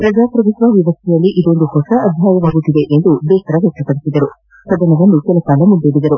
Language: Kannada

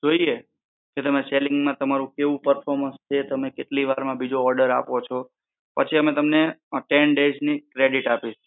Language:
Gujarati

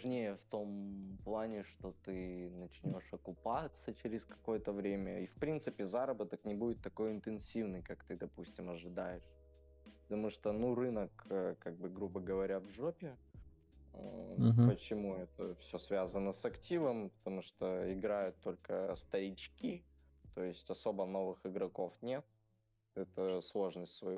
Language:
Russian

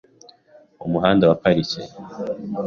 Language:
Kinyarwanda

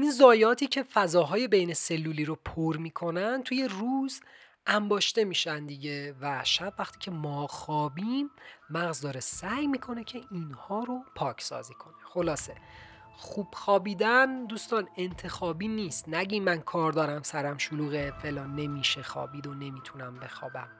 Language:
Persian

